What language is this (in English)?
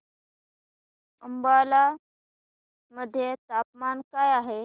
Marathi